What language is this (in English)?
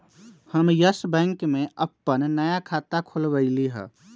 Magahi